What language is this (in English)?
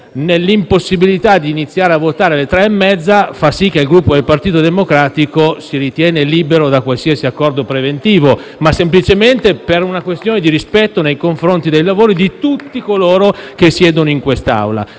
Italian